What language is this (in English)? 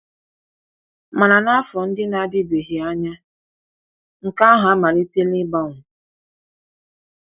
Igbo